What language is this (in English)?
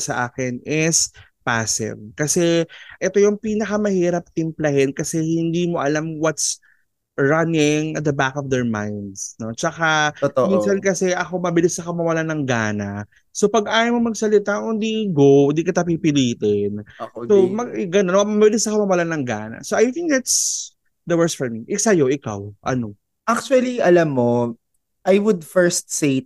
Filipino